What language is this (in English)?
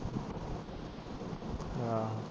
Punjabi